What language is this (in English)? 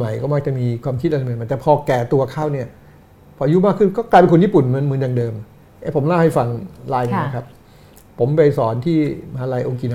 Thai